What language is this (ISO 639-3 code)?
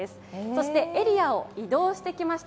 jpn